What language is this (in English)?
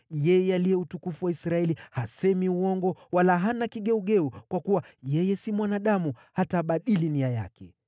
Swahili